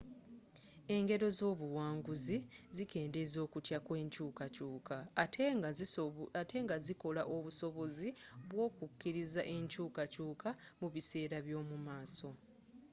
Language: Ganda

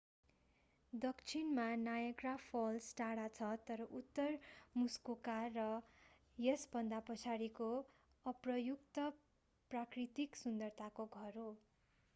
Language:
Nepali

